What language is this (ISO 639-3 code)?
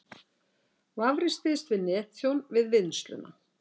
isl